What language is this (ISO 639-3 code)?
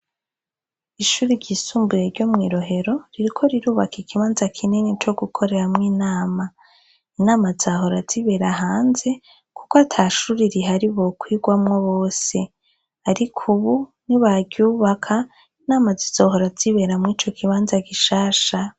run